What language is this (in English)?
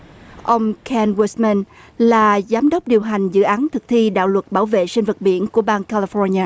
Vietnamese